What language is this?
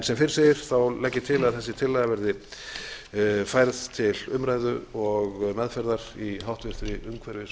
Icelandic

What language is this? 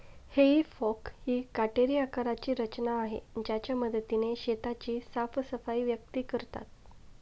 Marathi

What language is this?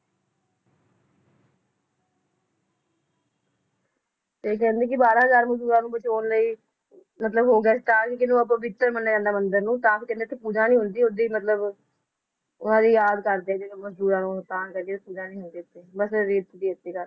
Punjabi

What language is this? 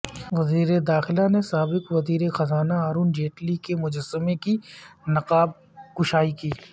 Urdu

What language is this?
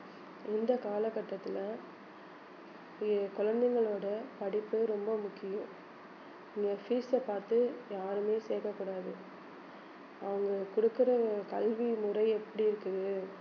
Tamil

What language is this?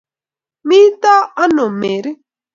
Kalenjin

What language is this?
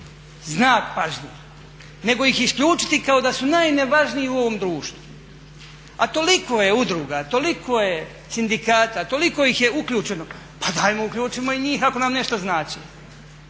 Croatian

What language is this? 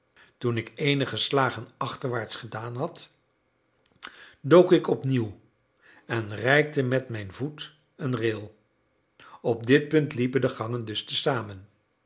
Dutch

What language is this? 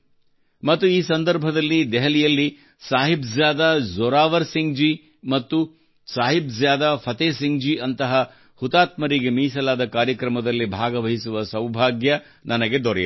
Kannada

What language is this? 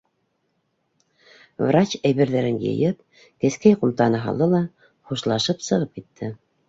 Bashkir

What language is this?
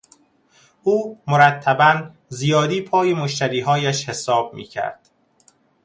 Persian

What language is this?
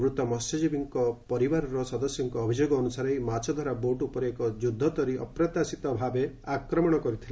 Odia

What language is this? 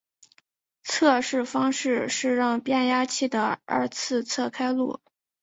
Chinese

